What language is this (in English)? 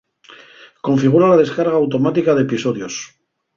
Asturian